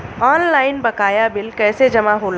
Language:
Bhojpuri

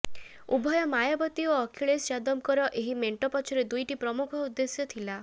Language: Odia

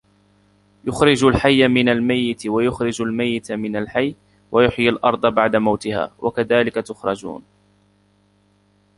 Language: Arabic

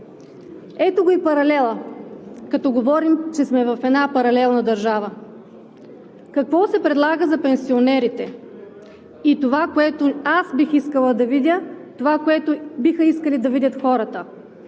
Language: Bulgarian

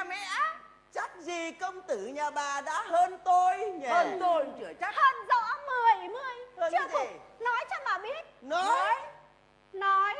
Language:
Vietnamese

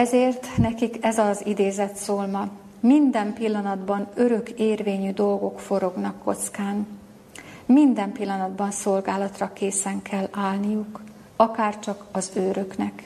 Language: Hungarian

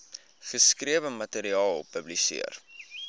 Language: Afrikaans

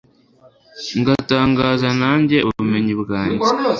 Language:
Kinyarwanda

